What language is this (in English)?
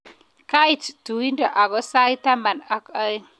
Kalenjin